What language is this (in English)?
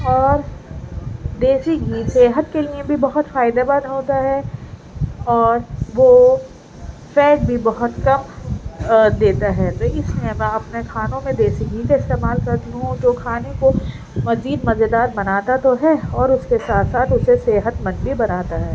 Urdu